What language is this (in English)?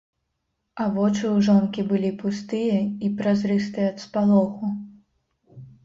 Belarusian